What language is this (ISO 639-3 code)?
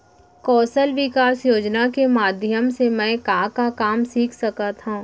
hne